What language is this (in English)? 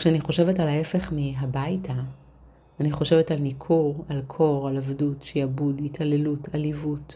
Hebrew